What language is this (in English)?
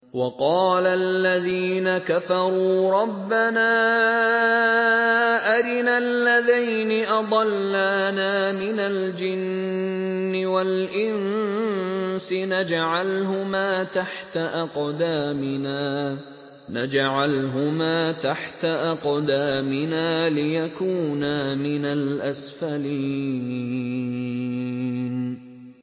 Arabic